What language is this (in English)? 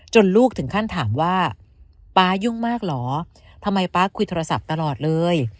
Thai